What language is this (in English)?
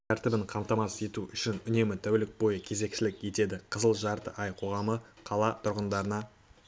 Kazakh